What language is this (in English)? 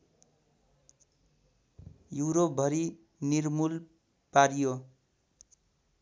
Nepali